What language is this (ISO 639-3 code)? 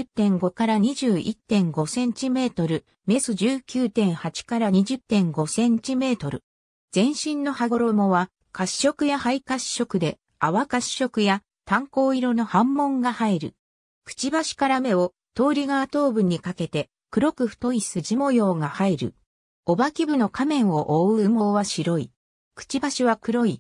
jpn